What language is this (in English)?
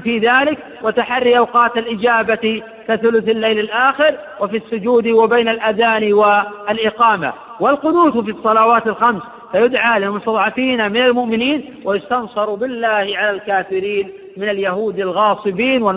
Arabic